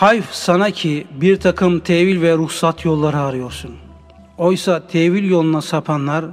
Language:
Turkish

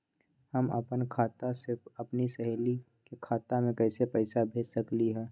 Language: Magahi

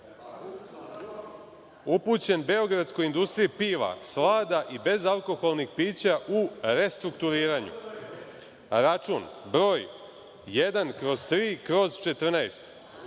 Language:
Serbian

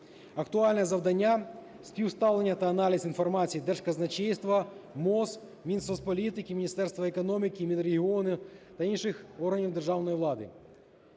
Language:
Ukrainian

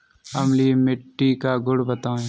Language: Hindi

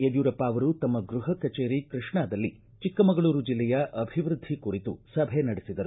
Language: Kannada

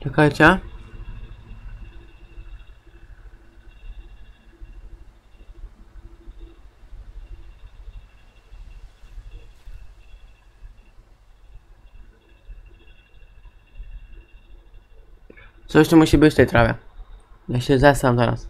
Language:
Polish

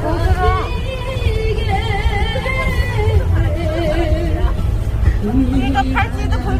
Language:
Dutch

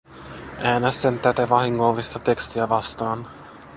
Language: Finnish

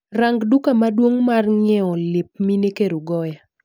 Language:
Luo (Kenya and Tanzania)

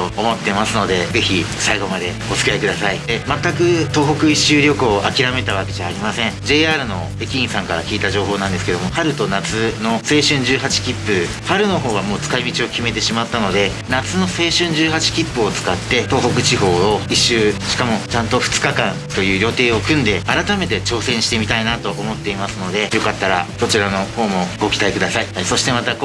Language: Japanese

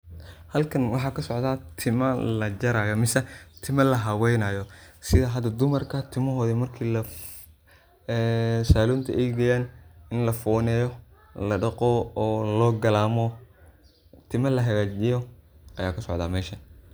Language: Somali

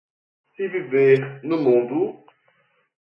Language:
Portuguese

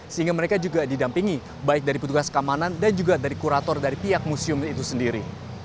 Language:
Indonesian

